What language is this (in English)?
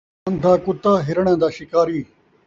Saraiki